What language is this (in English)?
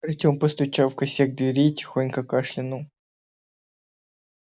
Russian